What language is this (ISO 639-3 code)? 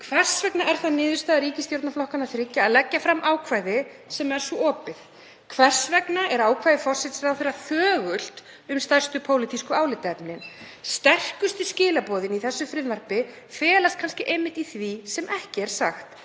isl